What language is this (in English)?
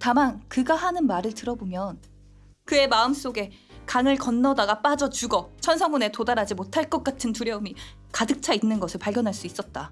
Korean